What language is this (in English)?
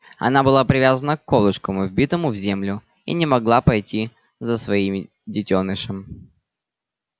Russian